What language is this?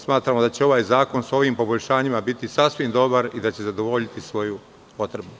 Serbian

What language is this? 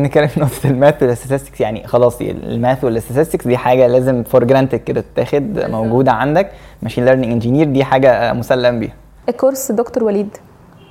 Arabic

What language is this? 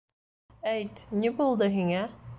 Bashkir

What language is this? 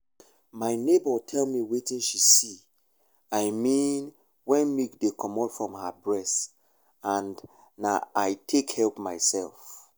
Nigerian Pidgin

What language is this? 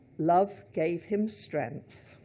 English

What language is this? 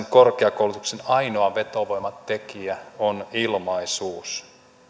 Finnish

